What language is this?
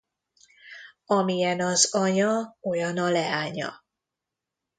Hungarian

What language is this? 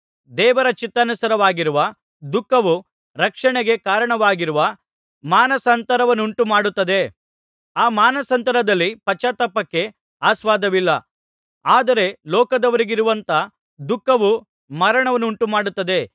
Kannada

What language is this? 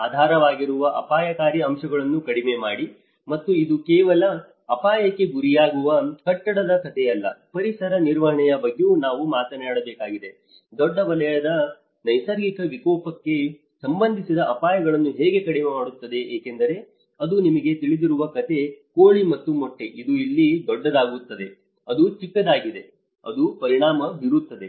Kannada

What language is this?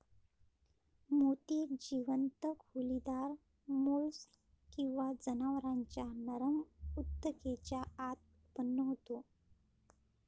Marathi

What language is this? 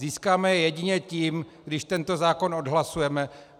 Czech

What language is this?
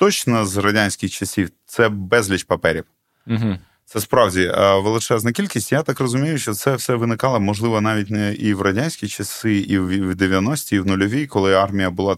Ukrainian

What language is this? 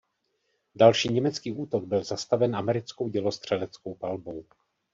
Czech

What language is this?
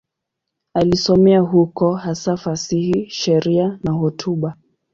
Swahili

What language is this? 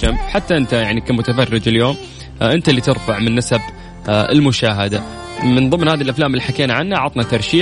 Arabic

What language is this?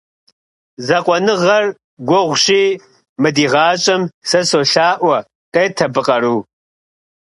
Kabardian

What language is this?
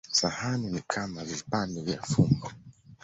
Swahili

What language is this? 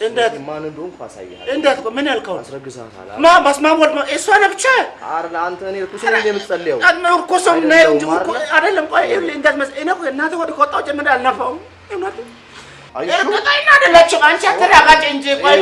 Amharic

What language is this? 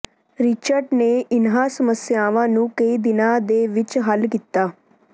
Punjabi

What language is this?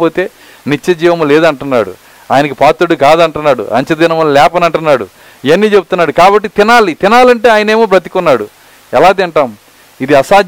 Telugu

